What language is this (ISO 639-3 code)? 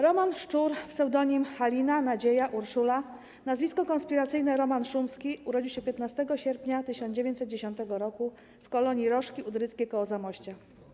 pol